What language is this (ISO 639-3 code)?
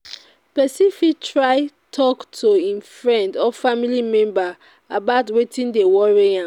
pcm